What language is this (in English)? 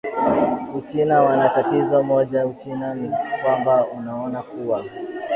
Swahili